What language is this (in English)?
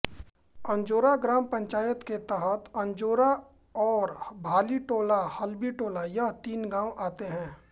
Hindi